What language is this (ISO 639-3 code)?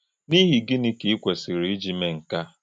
ibo